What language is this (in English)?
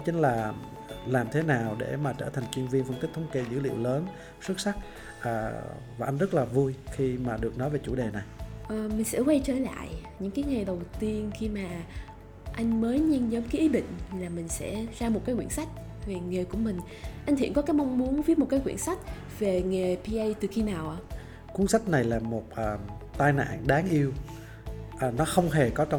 Vietnamese